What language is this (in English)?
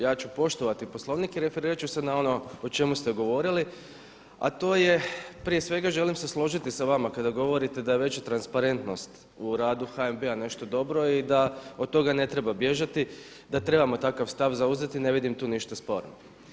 Croatian